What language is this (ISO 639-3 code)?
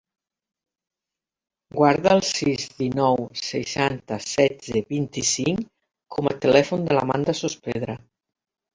cat